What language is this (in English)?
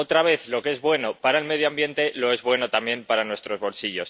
Spanish